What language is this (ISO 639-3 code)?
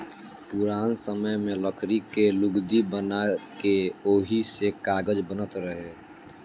bho